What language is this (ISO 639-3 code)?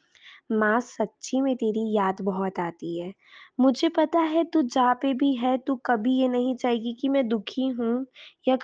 hin